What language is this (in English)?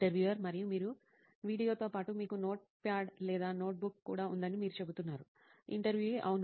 Telugu